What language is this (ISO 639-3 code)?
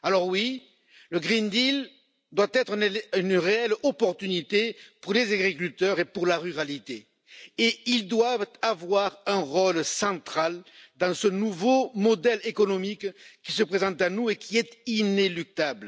fra